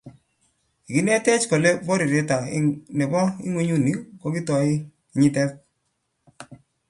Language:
Kalenjin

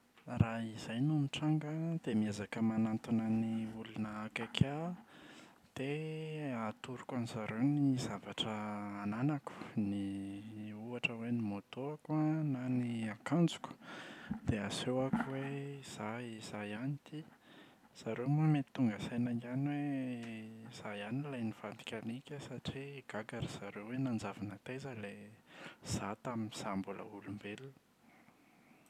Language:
Malagasy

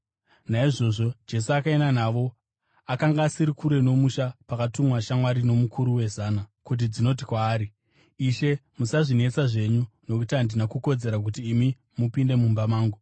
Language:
Shona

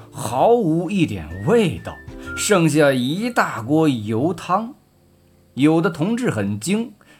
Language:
Chinese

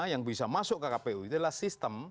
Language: Indonesian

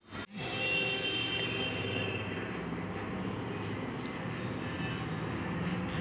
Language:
Maithili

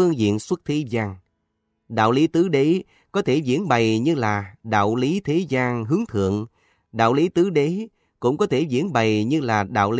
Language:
Vietnamese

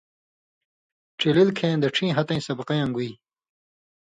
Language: Indus Kohistani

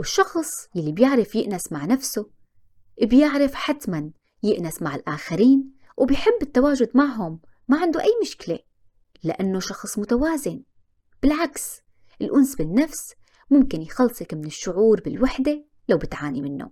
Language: Arabic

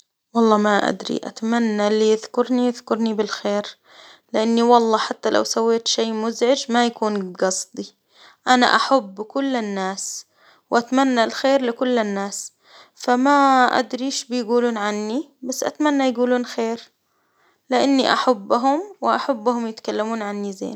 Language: Hijazi Arabic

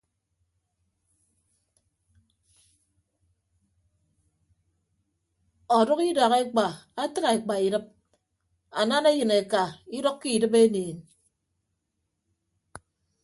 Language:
Ibibio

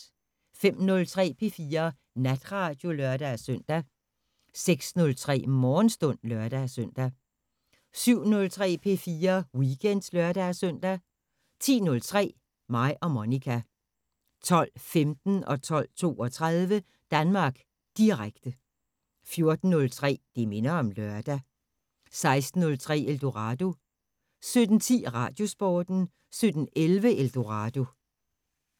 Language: Danish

